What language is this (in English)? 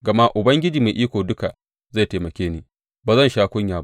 Hausa